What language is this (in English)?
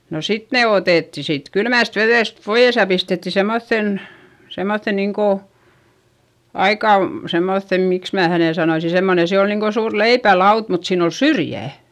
Finnish